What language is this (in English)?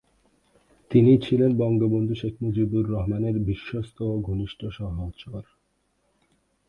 Bangla